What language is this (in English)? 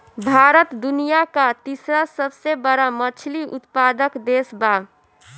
Bhojpuri